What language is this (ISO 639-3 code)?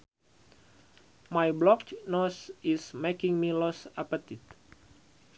sun